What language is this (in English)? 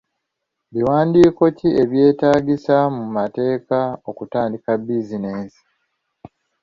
Ganda